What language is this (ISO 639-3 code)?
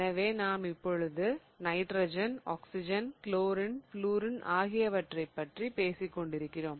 tam